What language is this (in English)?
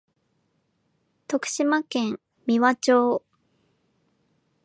Japanese